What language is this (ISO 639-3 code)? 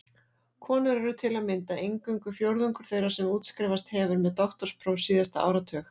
isl